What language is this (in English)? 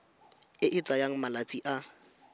Tswana